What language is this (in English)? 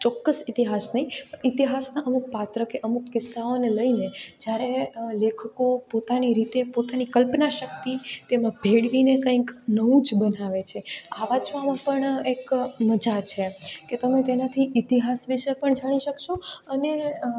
Gujarati